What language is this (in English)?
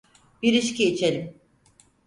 Turkish